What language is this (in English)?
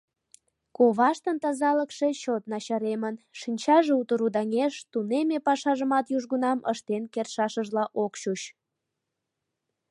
Mari